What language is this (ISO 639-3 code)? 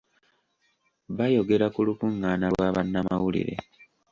lug